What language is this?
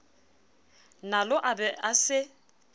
Southern Sotho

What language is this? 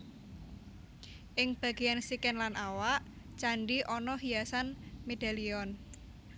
Javanese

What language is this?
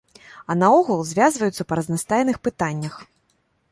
Belarusian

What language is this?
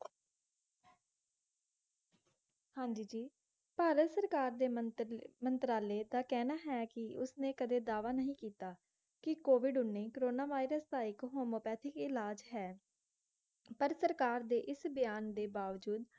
Punjabi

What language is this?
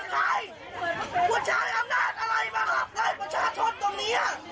Thai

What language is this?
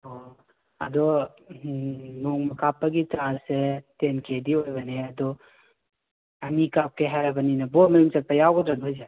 Manipuri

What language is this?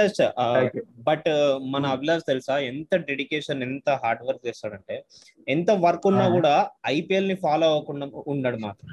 Telugu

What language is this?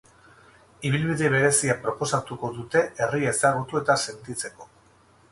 Basque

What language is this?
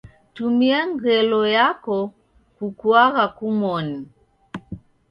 Taita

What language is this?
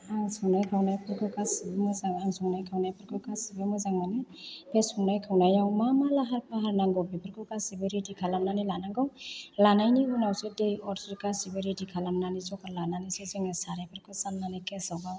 Bodo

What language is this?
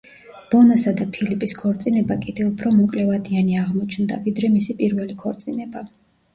Georgian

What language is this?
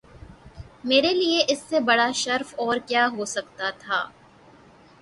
Urdu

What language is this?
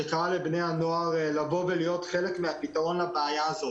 Hebrew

